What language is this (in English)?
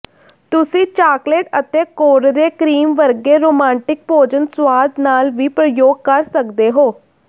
Punjabi